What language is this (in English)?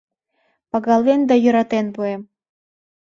Mari